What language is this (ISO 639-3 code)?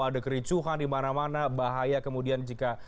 ind